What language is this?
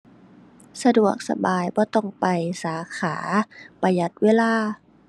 Thai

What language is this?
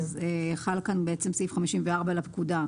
Hebrew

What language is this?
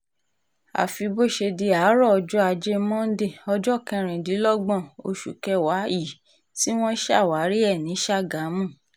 Yoruba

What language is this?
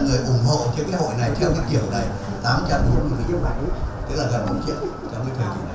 Vietnamese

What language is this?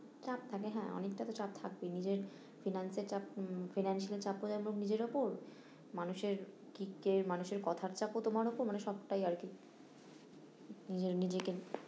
Bangla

